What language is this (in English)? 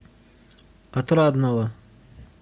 Russian